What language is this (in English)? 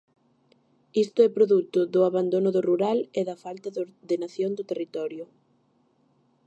Galician